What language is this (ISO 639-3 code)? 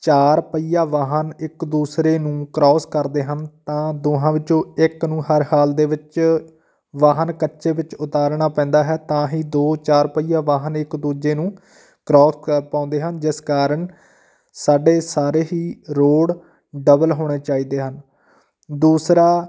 pan